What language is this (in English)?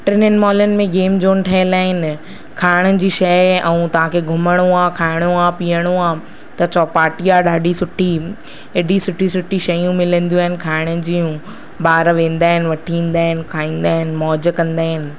Sindhi